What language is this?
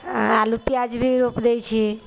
Maithili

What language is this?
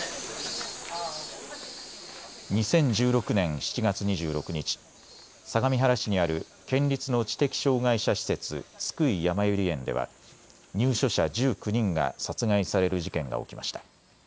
Japanese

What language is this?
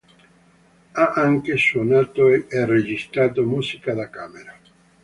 Italian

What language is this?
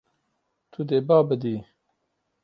Kurdish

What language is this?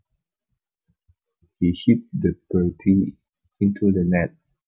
Javanese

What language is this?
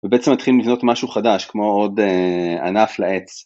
Hebrew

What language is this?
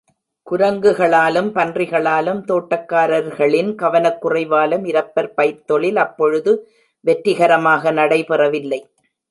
Tamil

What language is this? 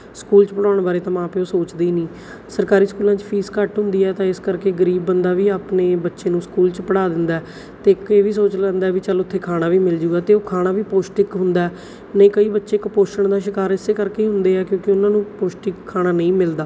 Punjabi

